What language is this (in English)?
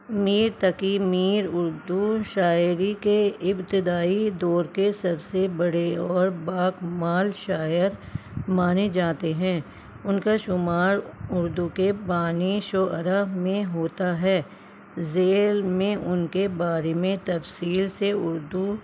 Urdu